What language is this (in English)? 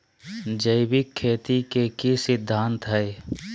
Magahi